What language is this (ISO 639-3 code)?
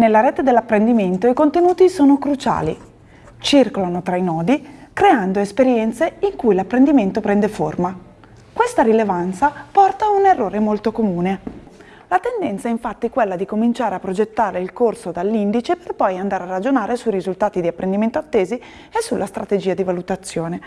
ita